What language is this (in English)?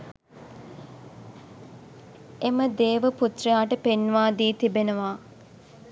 Sinhala